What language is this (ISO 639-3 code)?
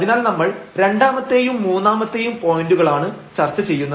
mal